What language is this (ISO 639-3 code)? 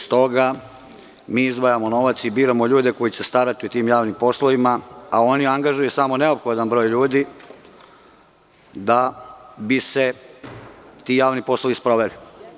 srp